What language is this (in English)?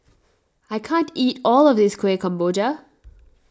English